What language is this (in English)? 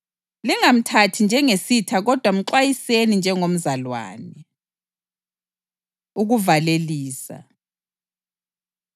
North Ndebele